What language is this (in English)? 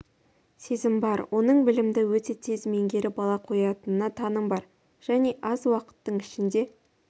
Kazakh